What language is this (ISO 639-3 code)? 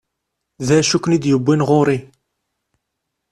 kab